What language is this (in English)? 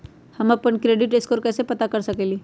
Magahi